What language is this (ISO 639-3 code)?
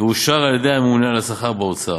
heb